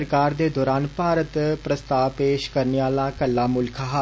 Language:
Dogri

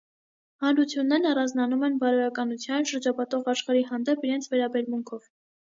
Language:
Armenian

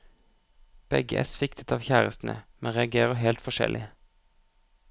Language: Norwegian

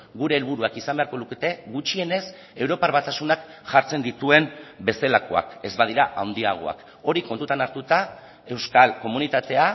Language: Basque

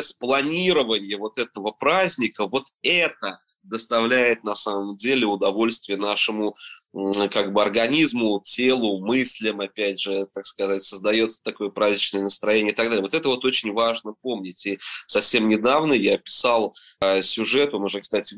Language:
Russian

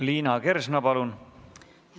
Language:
Estonian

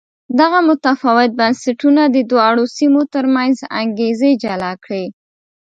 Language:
Pashto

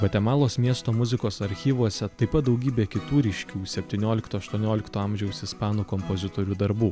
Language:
Lithuanian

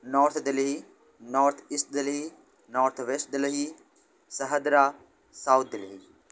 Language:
Urdu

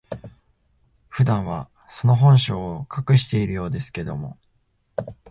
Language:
Japanese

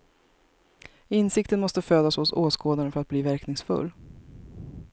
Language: Swedish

